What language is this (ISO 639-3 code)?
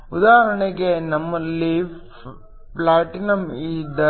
kan